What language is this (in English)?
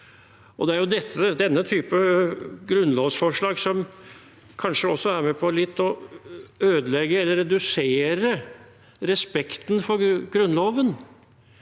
Norwegian